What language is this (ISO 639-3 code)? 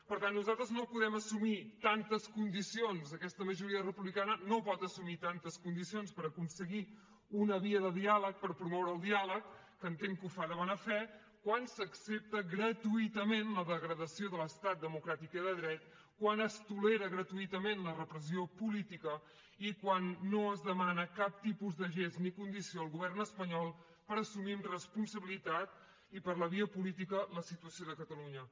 cat